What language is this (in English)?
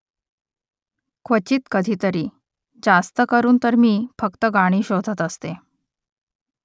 Marathi